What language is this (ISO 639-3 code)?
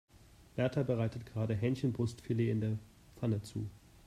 deu